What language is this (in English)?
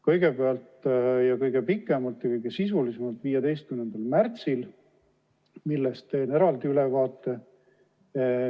Estonian